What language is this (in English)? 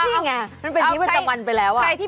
Thai